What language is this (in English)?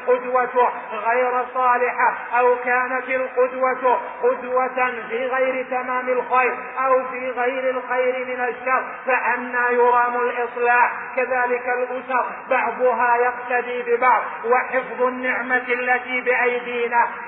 Arabic